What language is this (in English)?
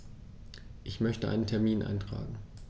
German